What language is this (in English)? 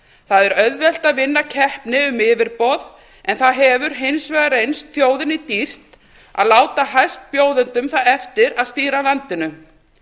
Icelandic